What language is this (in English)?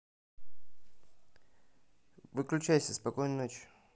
Russian